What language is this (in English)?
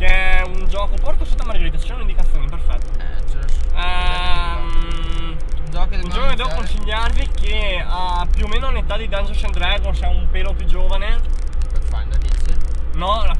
Italian